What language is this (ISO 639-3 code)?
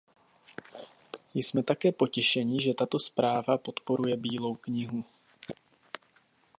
ces